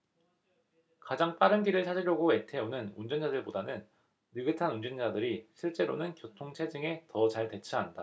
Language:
Korean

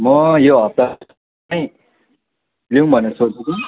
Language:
Nepali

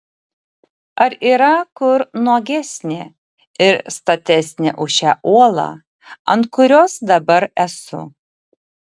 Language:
Lithuanian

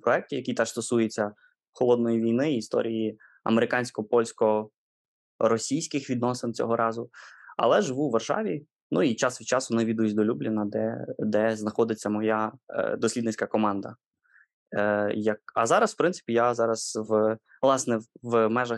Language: Ukrainian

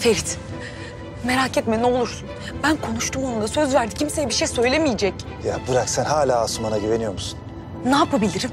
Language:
Turkish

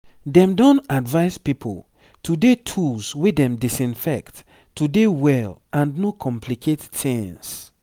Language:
Nigerian Pidgin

